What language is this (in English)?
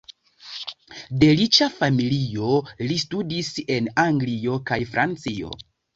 Esperanto